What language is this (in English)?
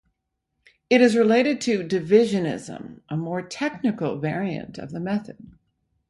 English